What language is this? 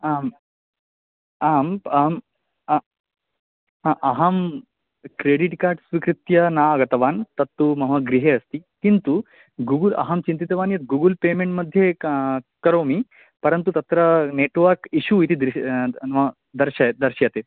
Sanskrit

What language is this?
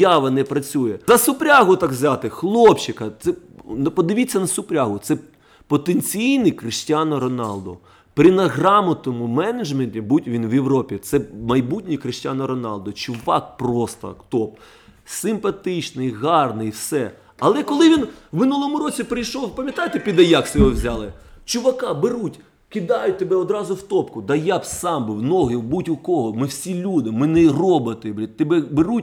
Russian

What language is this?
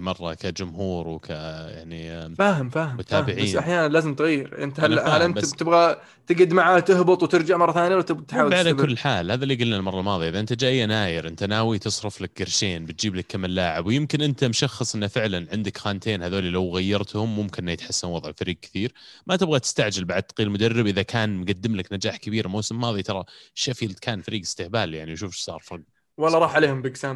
Arabic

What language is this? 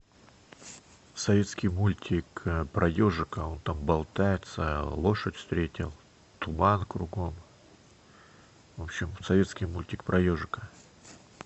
Russian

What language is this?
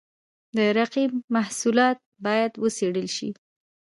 Pashto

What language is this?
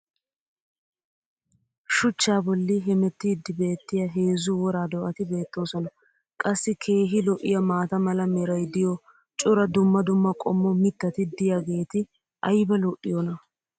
Wolaytta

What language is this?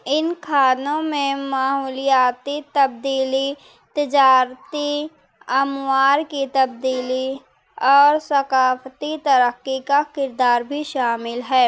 Urdu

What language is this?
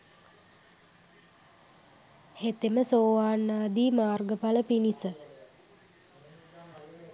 Sinhala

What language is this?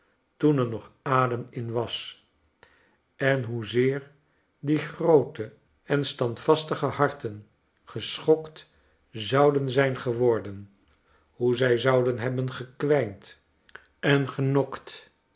Dutch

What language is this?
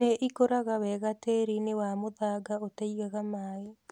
Kikuyu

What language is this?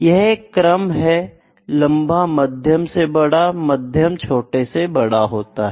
Hindi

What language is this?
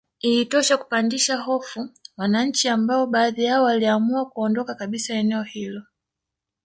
Swahili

